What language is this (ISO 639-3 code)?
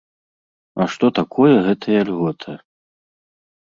bel